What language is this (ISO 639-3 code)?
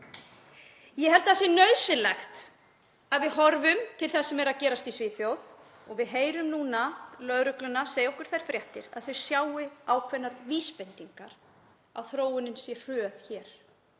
isl